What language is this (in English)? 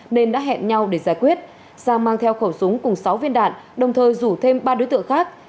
Vietnamese